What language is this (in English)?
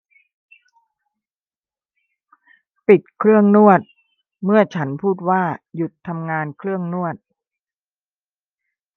Thai